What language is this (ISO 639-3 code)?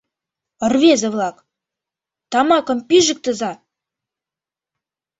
chm